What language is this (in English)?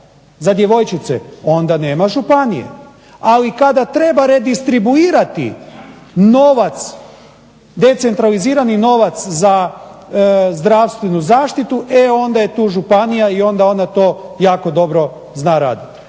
Croatian